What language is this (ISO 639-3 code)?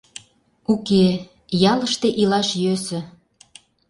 chm